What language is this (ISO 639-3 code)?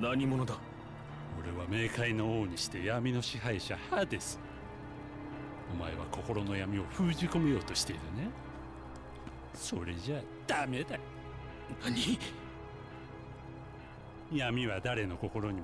tha